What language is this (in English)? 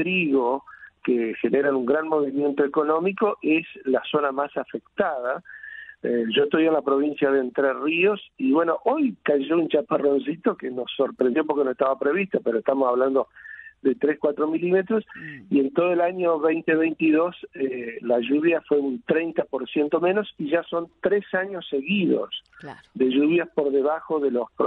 Spanish